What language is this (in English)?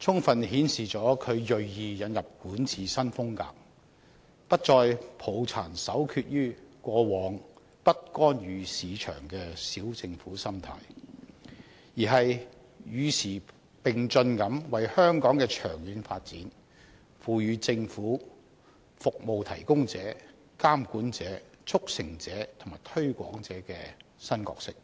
Cantonese